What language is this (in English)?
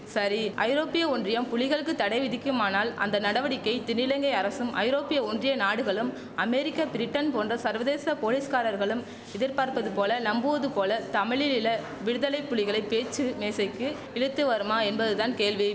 Tamil